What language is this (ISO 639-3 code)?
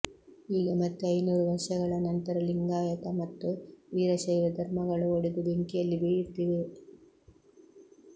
kan